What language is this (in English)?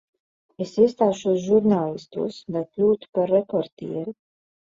Latvian